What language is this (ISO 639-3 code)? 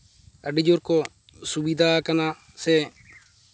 sat